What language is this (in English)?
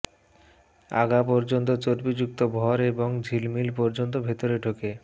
Bangla